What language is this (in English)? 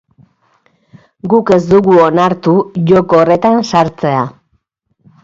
Basque